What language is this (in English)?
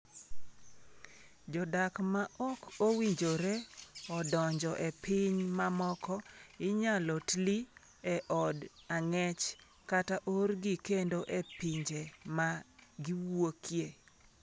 Luo (Kenya and Tanzania)